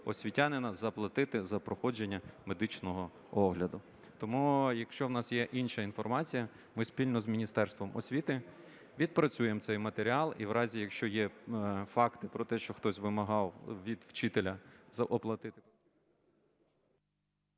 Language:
Ukrainian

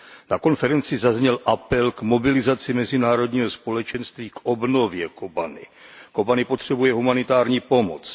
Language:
Czech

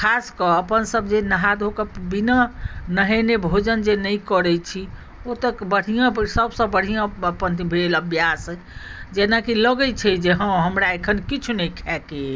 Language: Maithili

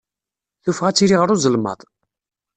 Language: Kabyle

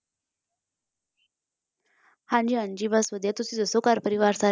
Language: Punjabi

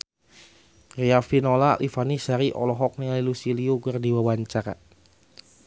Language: Sundanese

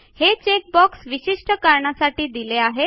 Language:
Marathi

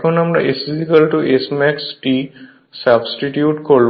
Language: Bangla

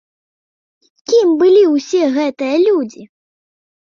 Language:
Belarusian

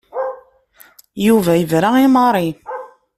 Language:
Kabyle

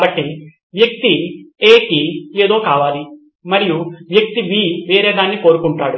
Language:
Telugu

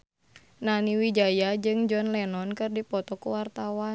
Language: Sundanese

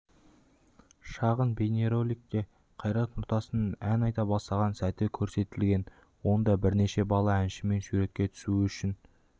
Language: Kazakh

